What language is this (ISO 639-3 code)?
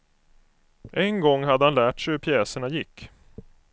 swe